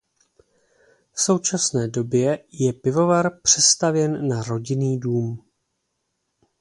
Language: Czech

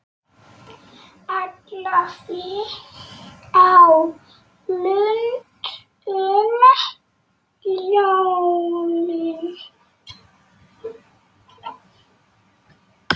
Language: Icelandic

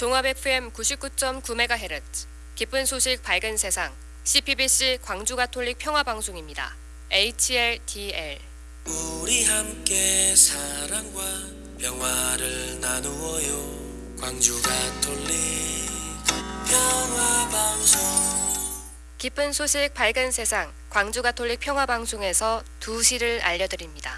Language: Korean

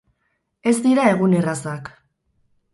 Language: Basque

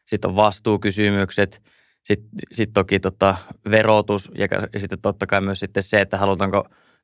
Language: Finnish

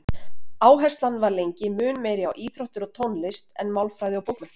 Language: Icelandic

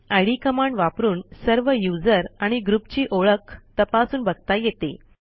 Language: Marathi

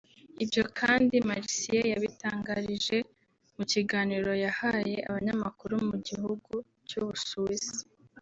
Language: Kinyarwanda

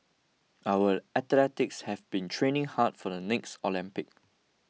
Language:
English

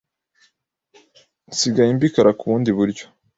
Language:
Kinyarwanda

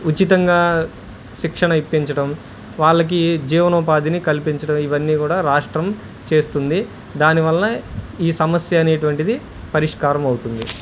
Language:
Telugu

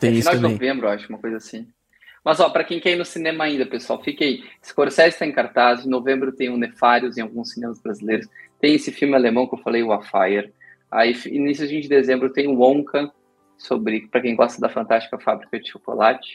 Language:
Portuguese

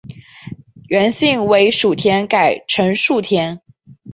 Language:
Chinese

